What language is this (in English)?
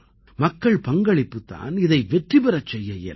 Tamil